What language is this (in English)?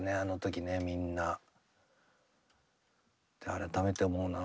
Japanese